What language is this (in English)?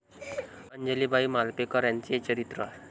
Marathi